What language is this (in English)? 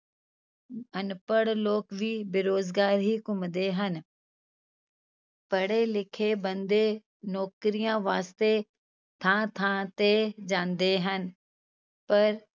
Punjabi